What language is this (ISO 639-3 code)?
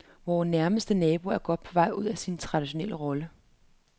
dan